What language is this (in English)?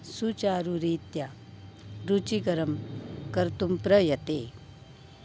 Sanskrit